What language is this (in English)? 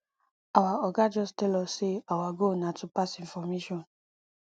Nigerian Pidgin